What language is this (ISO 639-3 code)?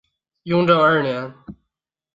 zho